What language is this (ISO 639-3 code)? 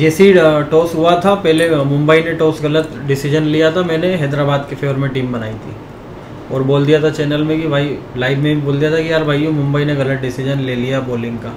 hin